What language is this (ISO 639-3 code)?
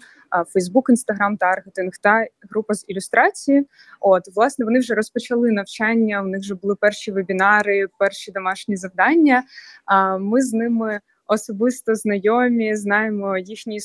ukr